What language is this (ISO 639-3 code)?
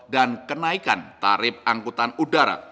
ind